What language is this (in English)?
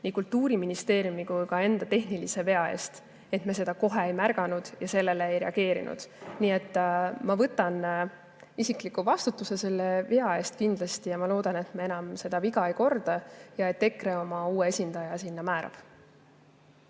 Estonian